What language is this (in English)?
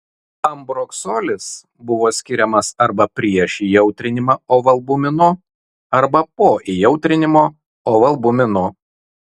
Lithuanian